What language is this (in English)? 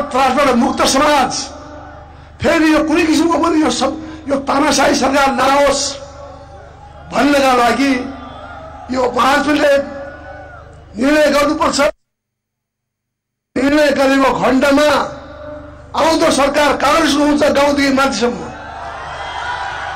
Turkish